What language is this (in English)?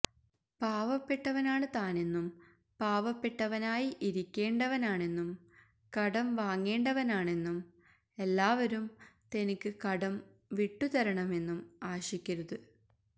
Malayalam